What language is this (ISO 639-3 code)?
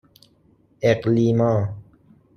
fas